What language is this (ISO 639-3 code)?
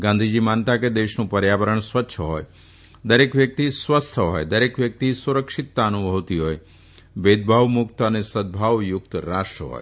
guj